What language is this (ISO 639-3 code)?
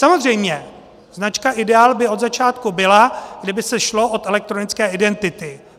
ces